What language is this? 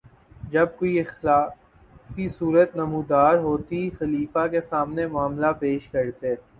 Urdu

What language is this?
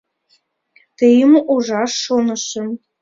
Mari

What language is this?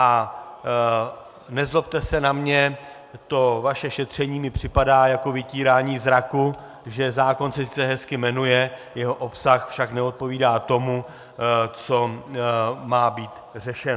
Czech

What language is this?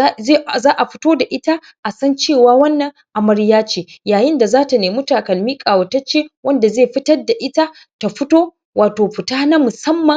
Hausa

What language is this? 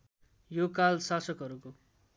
Nepali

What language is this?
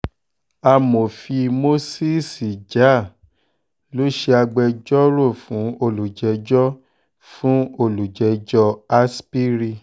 Yoruba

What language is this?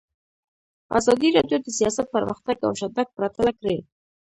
Pashto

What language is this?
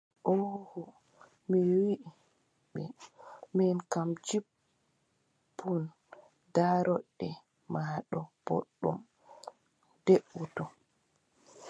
Adamawa Fulfulde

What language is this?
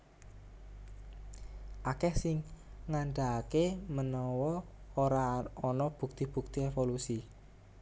Javanese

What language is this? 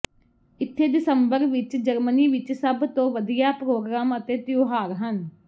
Punjabi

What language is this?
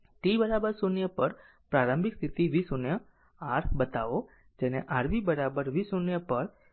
Gujarati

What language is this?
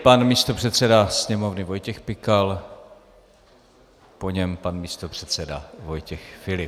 Czech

